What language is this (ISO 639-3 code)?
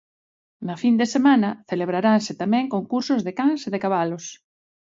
glg